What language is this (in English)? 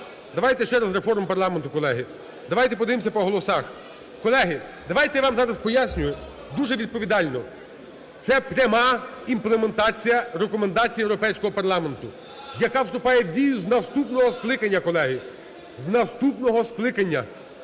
Ukrainian